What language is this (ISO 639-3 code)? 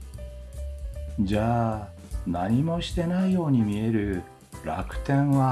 jpn